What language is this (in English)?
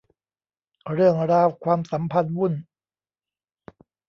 Thai